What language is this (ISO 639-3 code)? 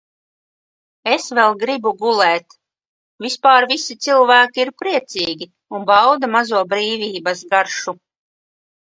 lav